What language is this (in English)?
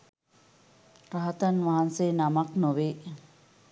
Sinhala